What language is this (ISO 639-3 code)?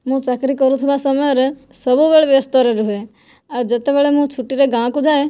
ori